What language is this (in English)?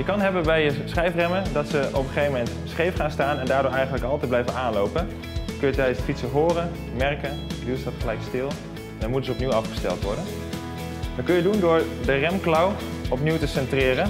Dutch